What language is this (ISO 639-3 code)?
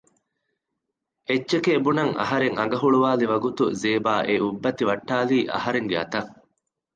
div